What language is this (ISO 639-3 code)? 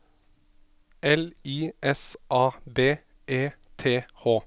nor